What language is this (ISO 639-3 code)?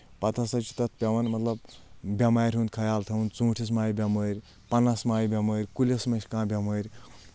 kas